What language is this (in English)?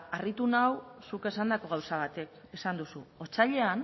Basque